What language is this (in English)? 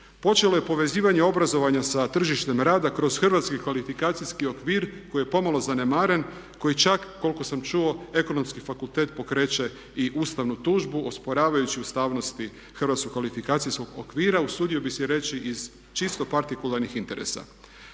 Croatian